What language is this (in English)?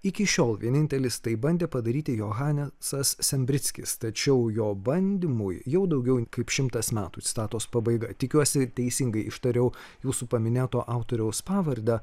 Lithuanian